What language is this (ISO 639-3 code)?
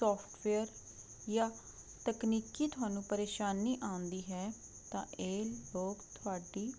pan